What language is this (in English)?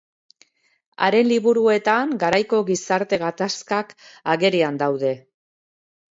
Basque